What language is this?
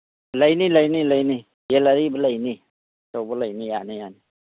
Manipuri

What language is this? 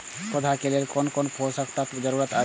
Maithili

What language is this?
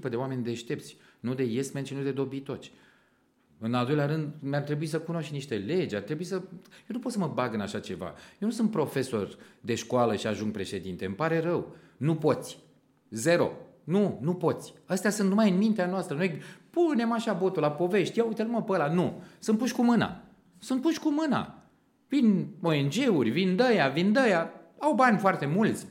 Romanian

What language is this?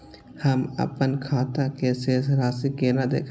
Maithili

